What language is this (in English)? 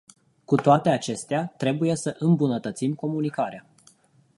Romanian